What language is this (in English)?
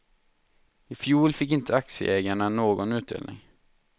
Swedish